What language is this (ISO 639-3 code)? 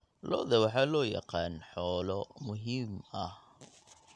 som